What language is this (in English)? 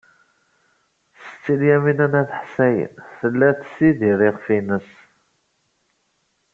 Kabyle